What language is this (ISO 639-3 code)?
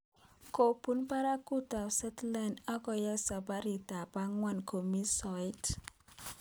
kln